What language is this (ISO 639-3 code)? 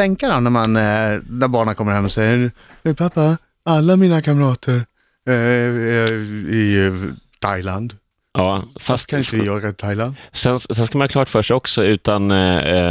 swe